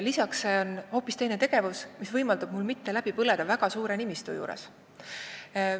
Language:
Estonian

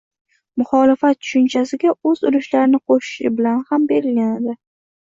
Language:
Uzbek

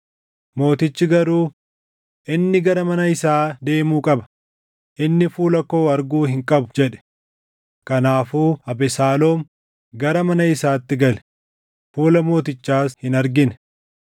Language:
Oromo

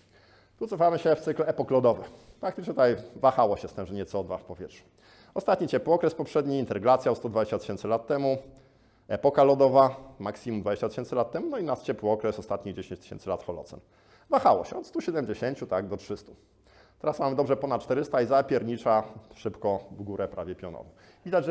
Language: Polish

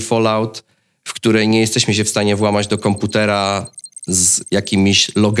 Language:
Polish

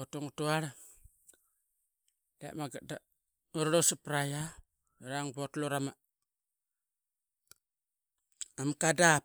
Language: Qaqet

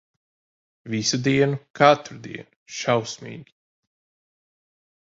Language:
Latvian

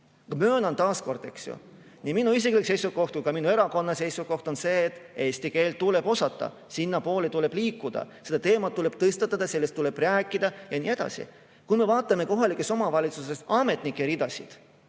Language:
Estonian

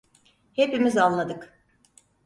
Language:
Turkish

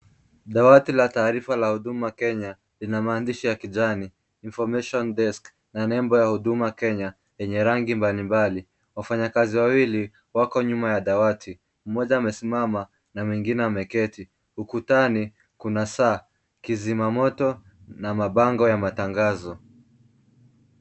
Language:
Swahili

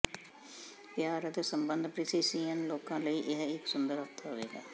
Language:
Punjabi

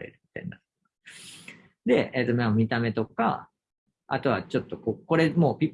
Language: Japanese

